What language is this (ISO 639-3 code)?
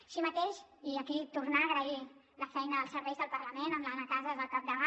cat